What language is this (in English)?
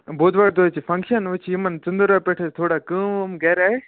Kashmiri